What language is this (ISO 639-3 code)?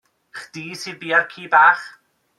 cym